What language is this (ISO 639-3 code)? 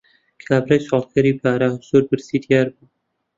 ckb